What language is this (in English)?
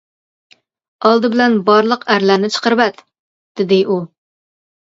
Uyghur